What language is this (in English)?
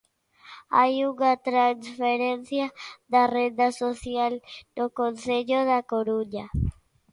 Galician